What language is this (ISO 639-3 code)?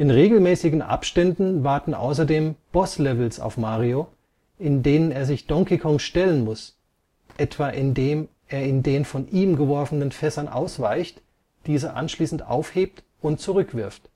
deu